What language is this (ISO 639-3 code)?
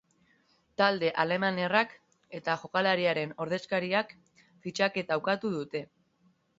eus